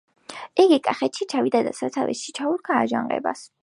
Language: Georgian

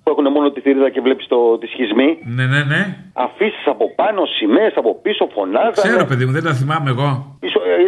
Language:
Greek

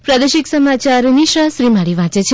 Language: Gujarati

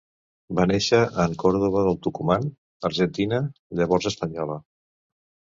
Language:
Catalan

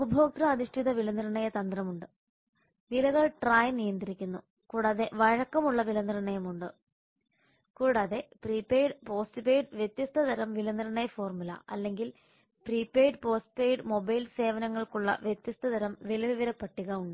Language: Malayalam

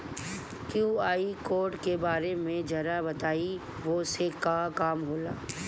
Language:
Bhojpuri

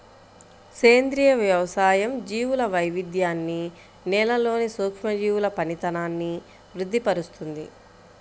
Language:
Telugu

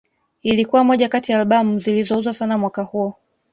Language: Swahili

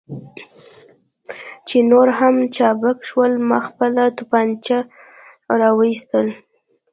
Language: Pashto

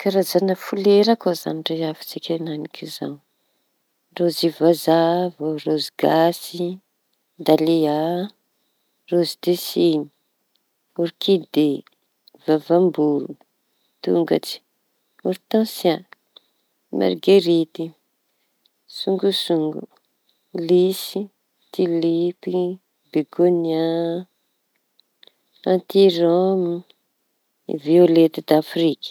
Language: Tanosy Malagasy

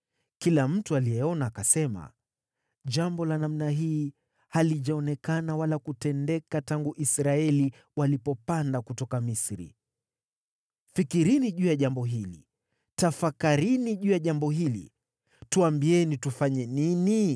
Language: Swahili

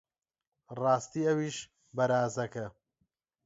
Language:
Central Kurdish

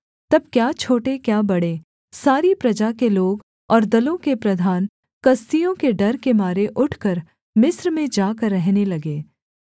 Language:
Hindi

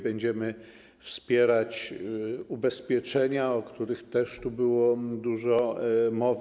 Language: Polish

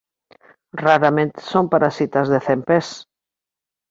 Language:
Galician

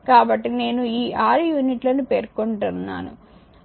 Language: Telugu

